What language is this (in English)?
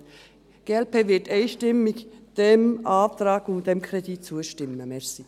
Swiss German